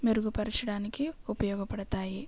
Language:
Telugu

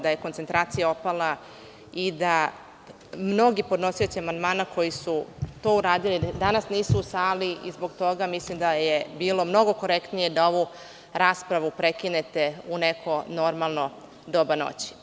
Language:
Serbian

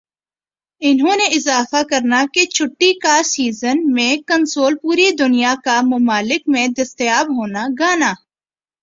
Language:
Urdu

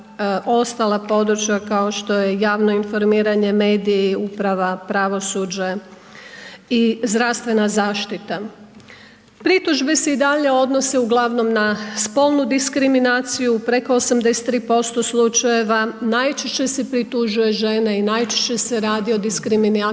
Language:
Croatian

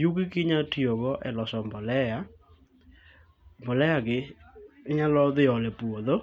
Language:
Luo (Kenya and Tanzania)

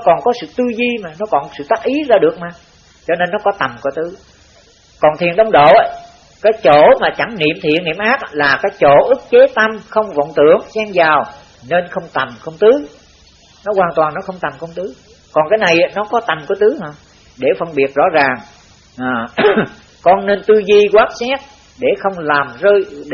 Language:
Vietnamese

